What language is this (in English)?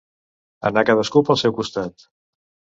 Catalan